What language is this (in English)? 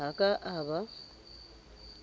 Southern Sotho